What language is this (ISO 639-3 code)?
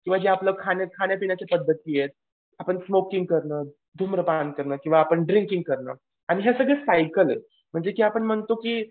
mar